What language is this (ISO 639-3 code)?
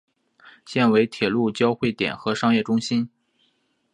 zho